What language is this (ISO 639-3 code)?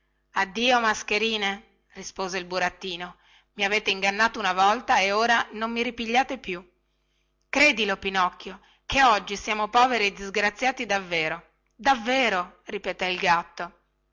ita